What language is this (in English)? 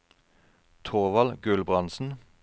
Norwegian